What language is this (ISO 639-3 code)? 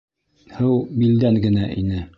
bak